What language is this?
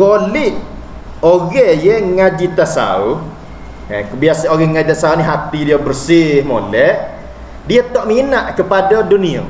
Malay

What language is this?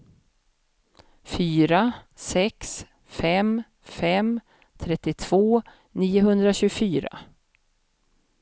Swedish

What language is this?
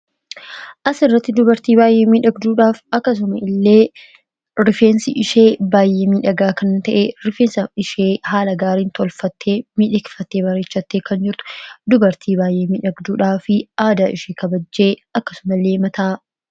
Oromo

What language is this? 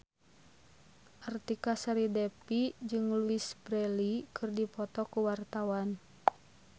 Sundanese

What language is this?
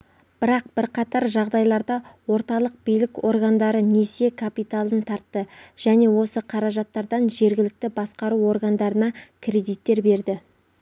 Kazakh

